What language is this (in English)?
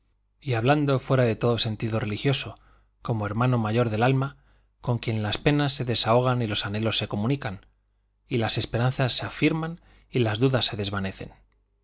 Spanish